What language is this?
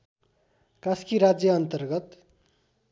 Nepali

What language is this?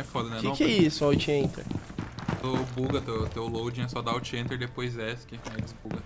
Portuguese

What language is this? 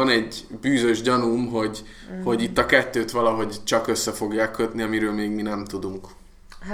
Hungarian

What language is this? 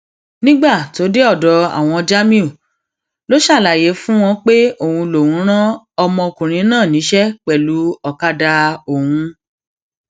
Yoruba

